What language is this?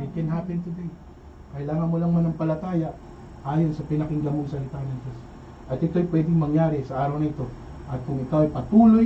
Filipino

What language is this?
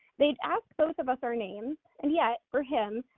English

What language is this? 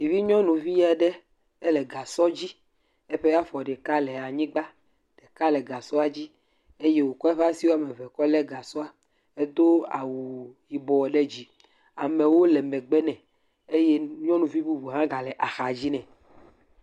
Ewe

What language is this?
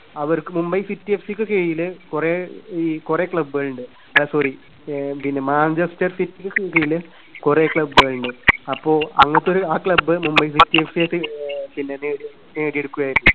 Malayalam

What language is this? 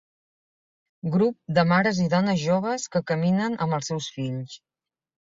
Catalan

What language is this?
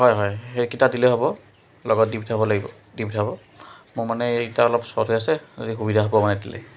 Assamese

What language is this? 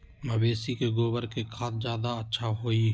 Magahi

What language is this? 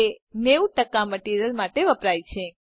Gujarati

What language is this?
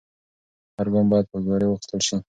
Pashto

